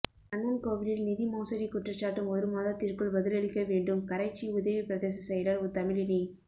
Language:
Tamil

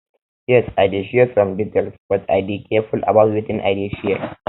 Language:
Nigerian Pidgin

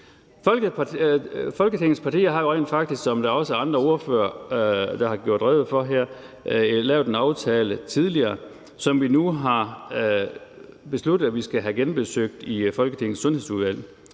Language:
Danish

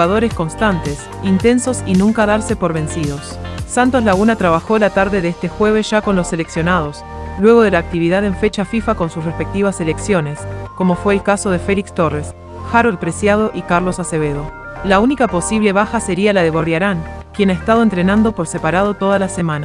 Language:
Spanish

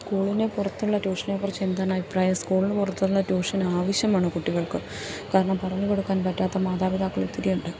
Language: Malayalam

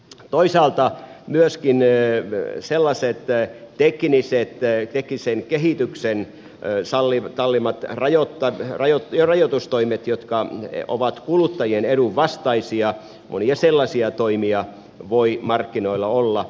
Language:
Finnish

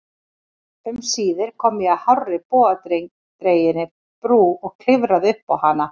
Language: Icelandic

